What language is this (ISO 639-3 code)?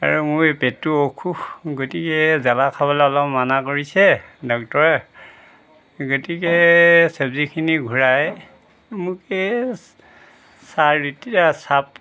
asm